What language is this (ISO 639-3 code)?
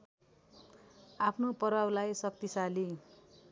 nep